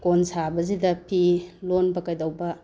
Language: Manipuri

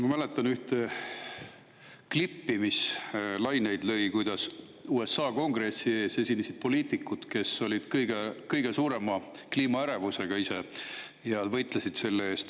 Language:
Estonian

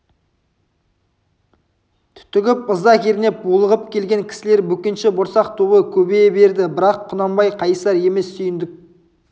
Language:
Kazakh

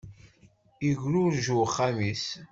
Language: Kabyle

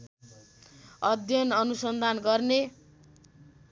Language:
Nepali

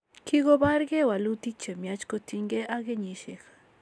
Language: Kalenjin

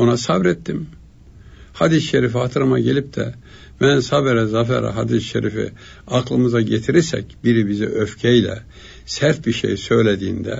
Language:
Turkish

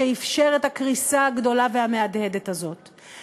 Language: Hebrew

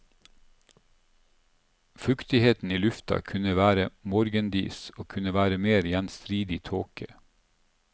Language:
Norwegian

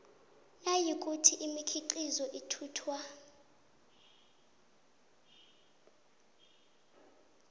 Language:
South Ndebele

